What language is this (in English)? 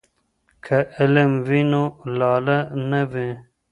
Pashto